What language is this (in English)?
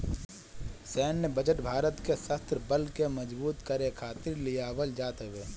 Bhojpuri